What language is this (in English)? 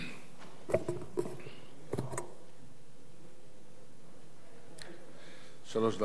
Hebrew